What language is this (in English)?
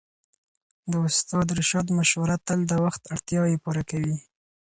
Pashto